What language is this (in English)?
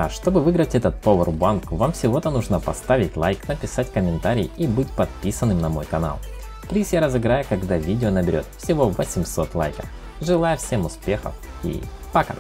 Russian